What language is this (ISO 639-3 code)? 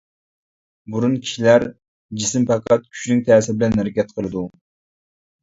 uig